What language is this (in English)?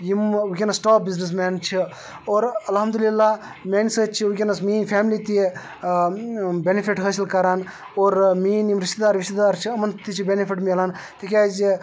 Kashmiri